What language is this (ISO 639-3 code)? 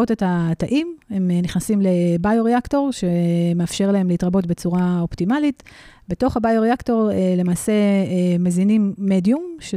heb